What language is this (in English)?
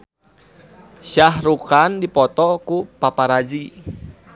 Sundanese